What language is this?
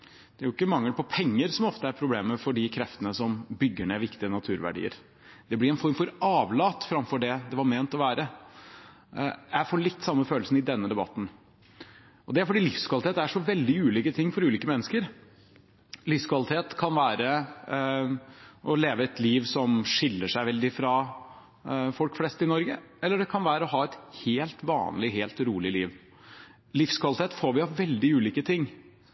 Norwegian Bokmål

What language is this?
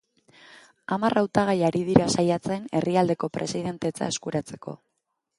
Basque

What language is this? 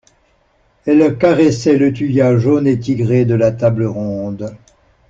French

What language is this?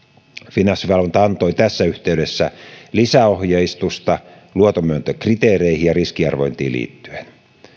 Finnish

